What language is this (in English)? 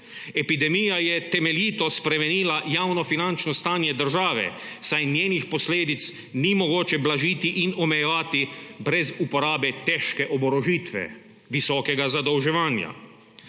Slovenian